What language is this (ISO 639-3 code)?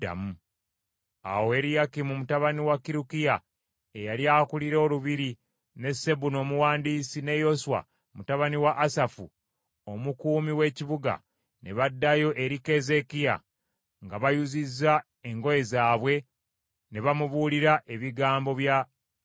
lug